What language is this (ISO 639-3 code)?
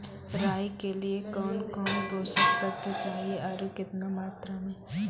mai